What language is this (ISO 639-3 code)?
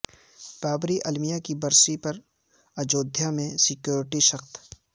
urd